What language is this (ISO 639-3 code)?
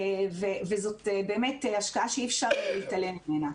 heb